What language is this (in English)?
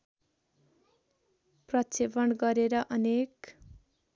Nepali